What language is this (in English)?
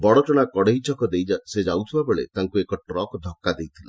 Odia